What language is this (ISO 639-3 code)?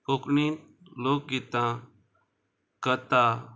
kok